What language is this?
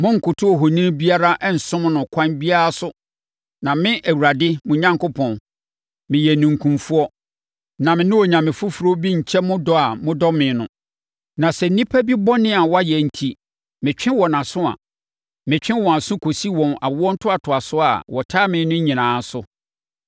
Akan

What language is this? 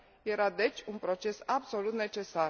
Romanian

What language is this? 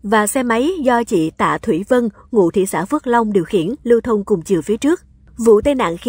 Vietnamese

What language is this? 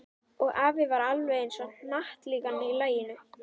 Icelandic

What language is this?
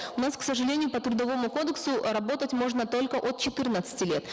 Kazakh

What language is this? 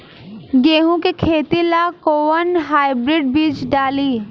Bhojpuri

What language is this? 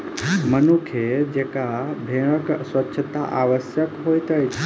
Maithili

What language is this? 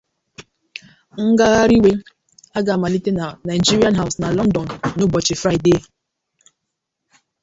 Igbo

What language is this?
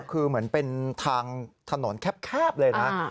Thai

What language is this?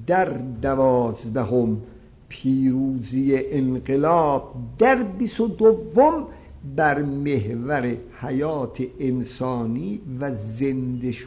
Persian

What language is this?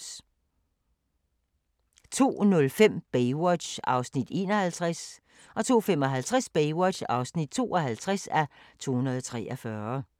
Danish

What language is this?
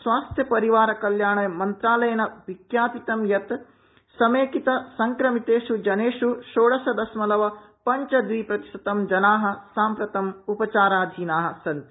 Sanskrit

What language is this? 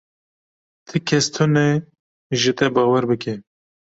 Kurdish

